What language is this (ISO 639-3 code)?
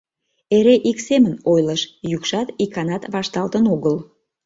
chm